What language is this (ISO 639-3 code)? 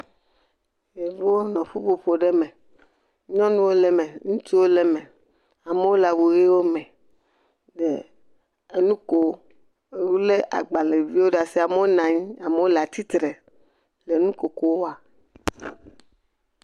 ewe